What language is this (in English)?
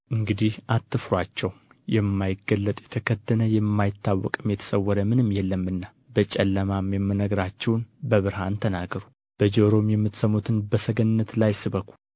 Amharic